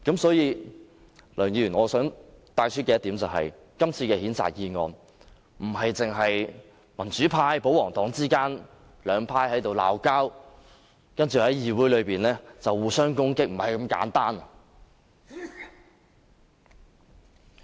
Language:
Cantonese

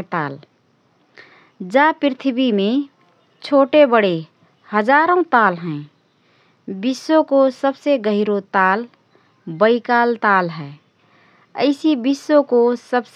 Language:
Rana Tharu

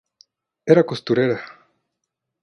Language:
Spanish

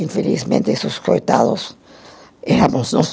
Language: Portuguese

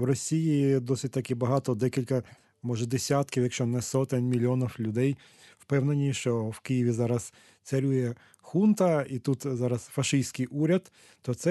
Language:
Ukrainian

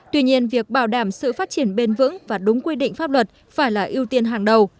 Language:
Vietnamese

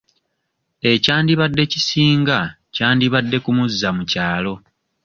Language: Ganda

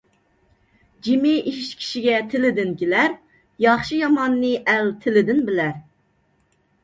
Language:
Uyghur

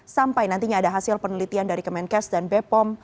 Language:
Indonesian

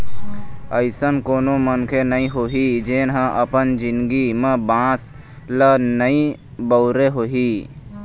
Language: Chhattisgarhi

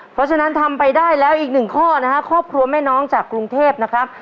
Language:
Thai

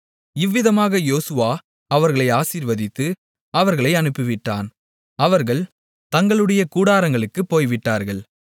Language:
Tamil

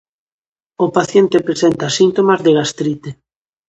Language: Galician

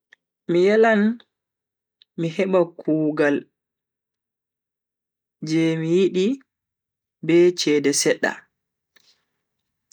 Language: Bagirmi Fulfulde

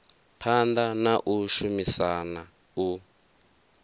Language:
Venda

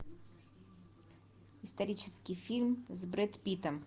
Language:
Russian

